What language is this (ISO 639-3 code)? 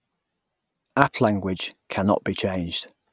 eng